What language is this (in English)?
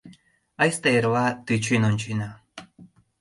Mari